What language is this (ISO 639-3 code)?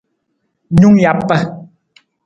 nmz